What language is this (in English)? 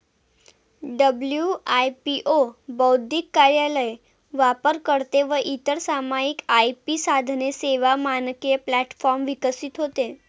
Marathi